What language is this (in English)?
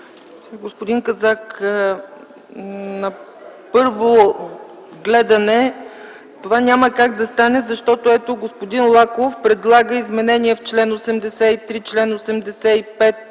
Bulgarian